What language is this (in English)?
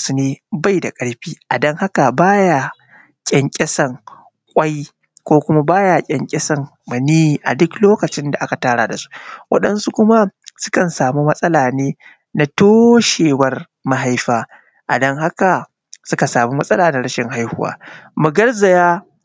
Hausa